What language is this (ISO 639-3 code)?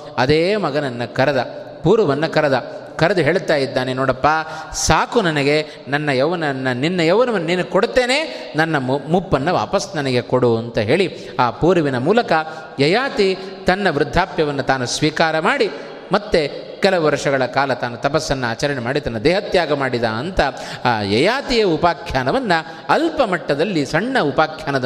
kan